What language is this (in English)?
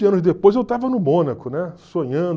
Portuguese